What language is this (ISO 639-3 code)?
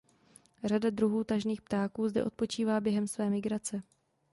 ces